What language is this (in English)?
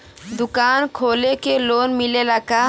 Bhojpuri